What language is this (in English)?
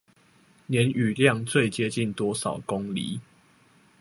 Chinese